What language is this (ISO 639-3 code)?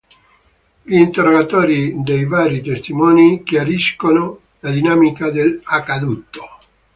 ita